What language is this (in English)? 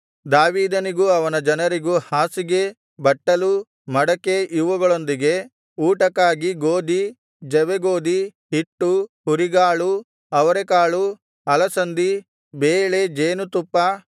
Kannada